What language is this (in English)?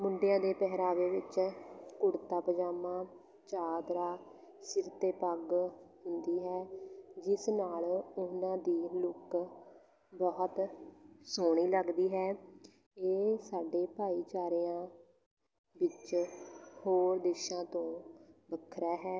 Punjabi